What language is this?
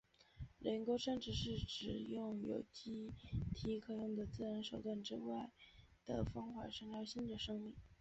Chinese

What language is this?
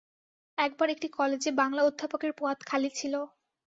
Bangla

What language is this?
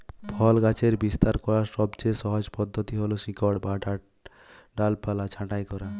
Bangla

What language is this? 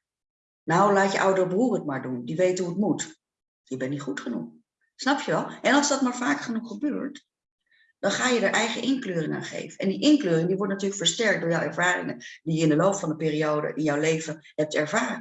Dutch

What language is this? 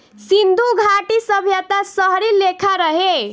Bhojpuri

